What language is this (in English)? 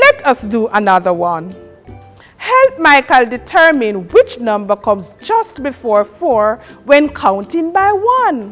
English